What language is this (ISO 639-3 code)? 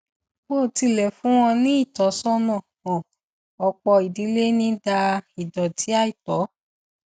yor